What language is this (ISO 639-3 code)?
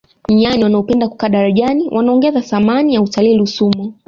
swa